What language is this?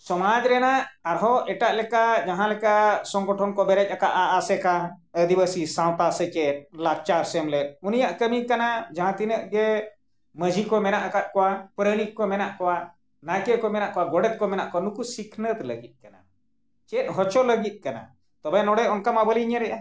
Santali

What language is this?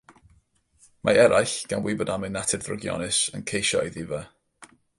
Welsh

